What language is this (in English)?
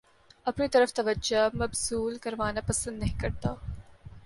Urdu